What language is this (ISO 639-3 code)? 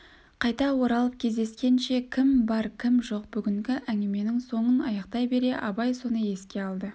kaz